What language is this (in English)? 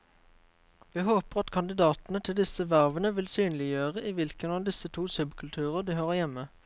Norwegian